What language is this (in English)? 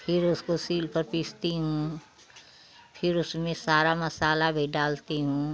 Hindi